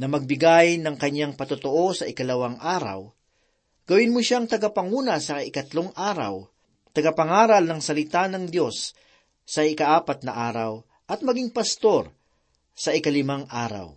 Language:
Filipino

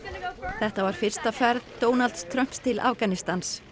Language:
Icelandic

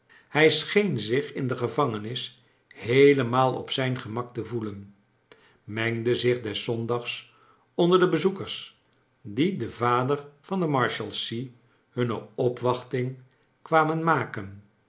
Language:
Dutch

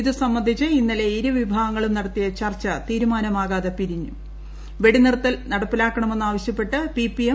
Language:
Malayalam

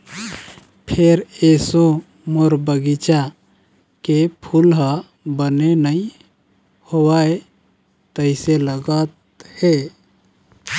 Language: Chhattisgarhi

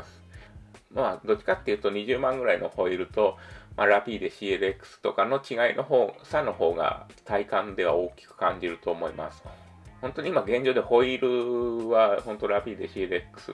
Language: Japanese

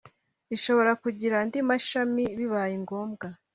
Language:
Kinyarwanda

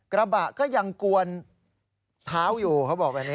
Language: Thai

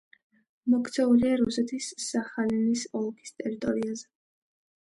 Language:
Georgian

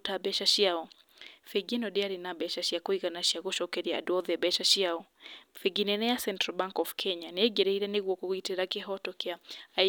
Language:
Kikuyu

